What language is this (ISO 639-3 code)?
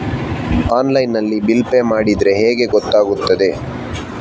kan